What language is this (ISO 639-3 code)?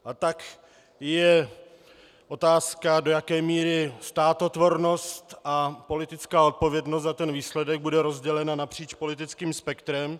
ces